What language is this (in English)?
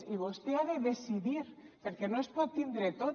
Catalan